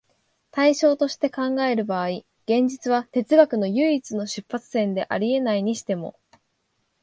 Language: Japanese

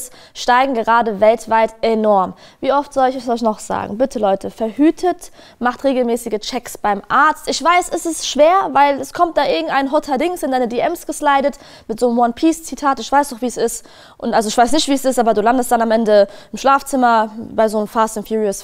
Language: German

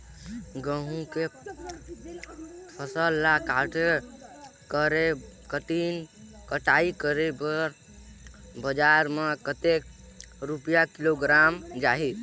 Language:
Chhattisgarhi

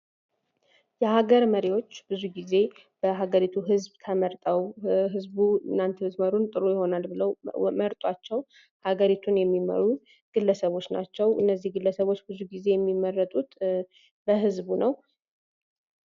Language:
Amharic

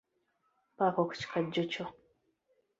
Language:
Ganda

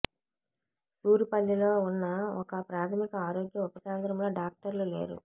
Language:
Telugu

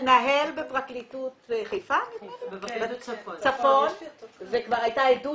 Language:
Hebrew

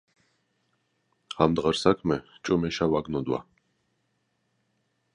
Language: Georgian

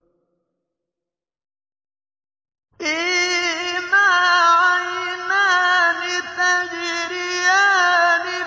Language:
Arabic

